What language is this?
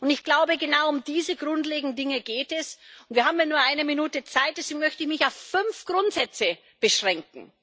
German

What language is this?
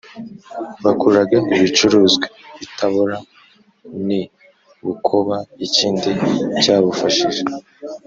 Kinyarwanda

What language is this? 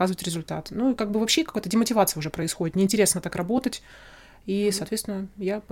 Russian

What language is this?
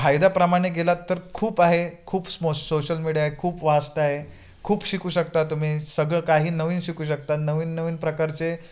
Marathi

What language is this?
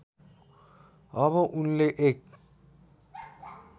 Nepali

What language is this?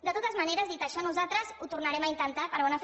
Catalan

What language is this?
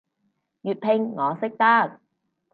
Cantonese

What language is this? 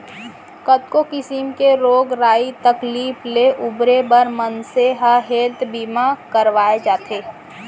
Chhattisgarhi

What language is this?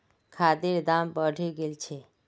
Magahi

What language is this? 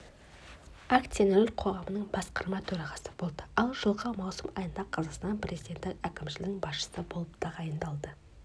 Kazakh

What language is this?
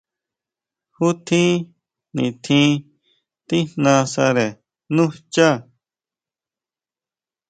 Huautla Mazatec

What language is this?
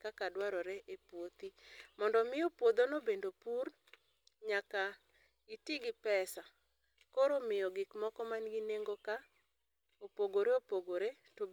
Luo (Kenya and Tanzania)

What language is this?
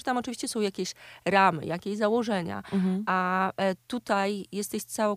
Polish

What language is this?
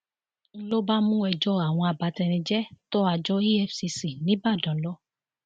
Yoruba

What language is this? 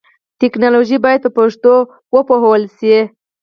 Pashto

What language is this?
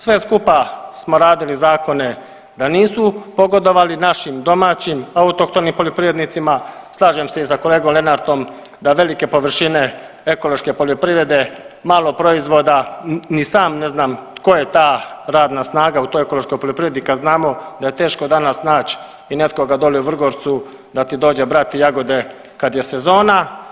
Croatian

